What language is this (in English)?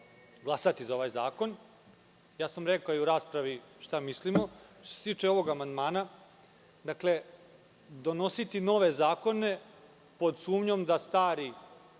Serbian